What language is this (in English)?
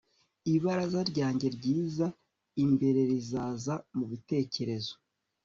Kinyarwanda